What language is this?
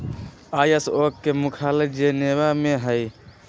Magahi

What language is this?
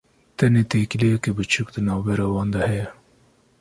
Kurdish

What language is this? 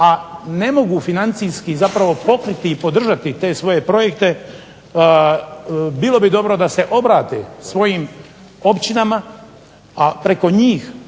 Croatian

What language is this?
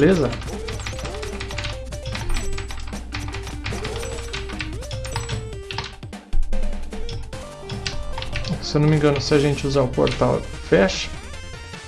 Portuguese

